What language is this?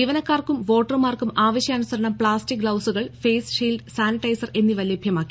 Malayalam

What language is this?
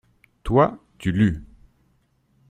French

